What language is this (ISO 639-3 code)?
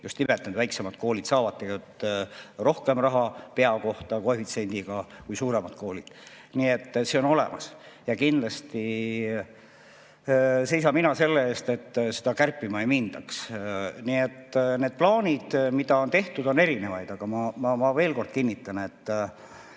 est